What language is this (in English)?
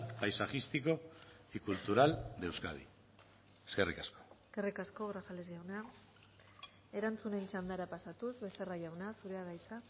Basque